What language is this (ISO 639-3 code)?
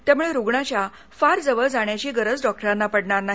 mar